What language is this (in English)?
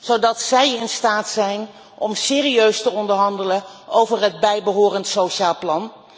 Dutch